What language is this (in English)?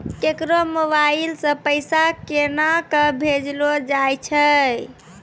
Maithili